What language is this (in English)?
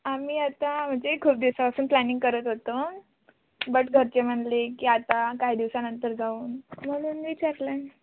Marathi